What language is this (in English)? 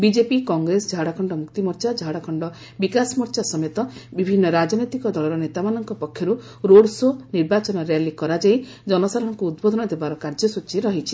Odia